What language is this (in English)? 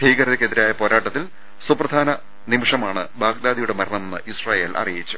Malayalam